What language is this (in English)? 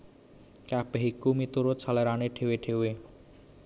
Javanese